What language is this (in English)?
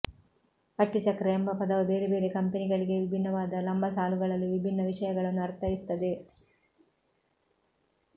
Kannada